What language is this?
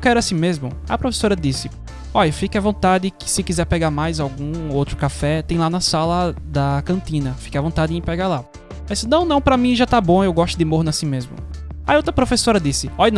Portuguese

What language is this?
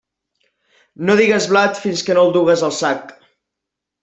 Catalan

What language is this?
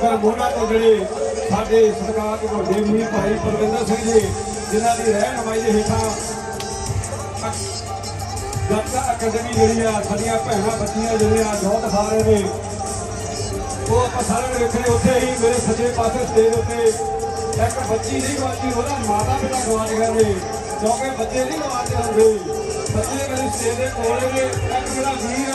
Punjabi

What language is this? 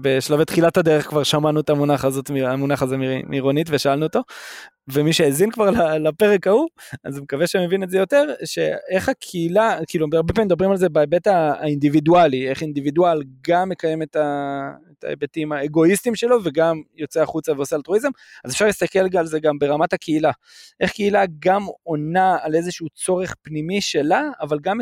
Hebrew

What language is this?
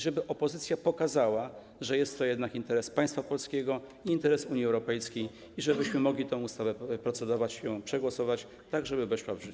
Polish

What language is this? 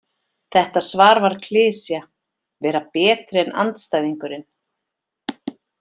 Icelandic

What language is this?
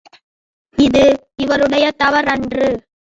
Tamil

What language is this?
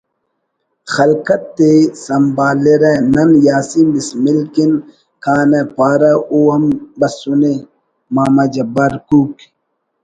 Brahui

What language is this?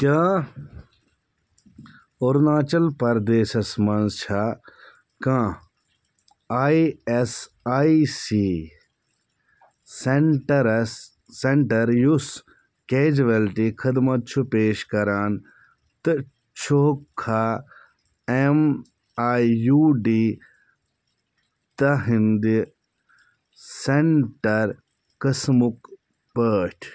Kashmiri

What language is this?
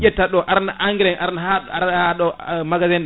Fula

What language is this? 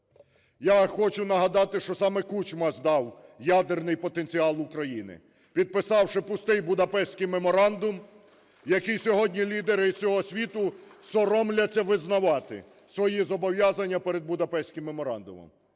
Ukrainian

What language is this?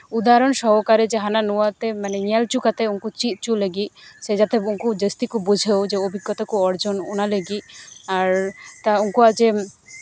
Santali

